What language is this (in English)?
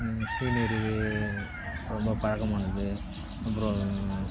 Tamil